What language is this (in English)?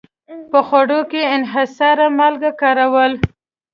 Pashto